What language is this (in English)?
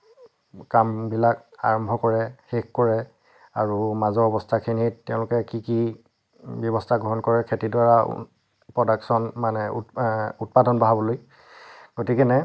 Assamese